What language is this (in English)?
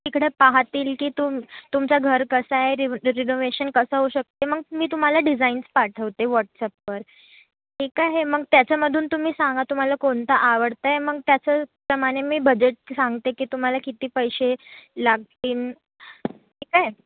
Marathi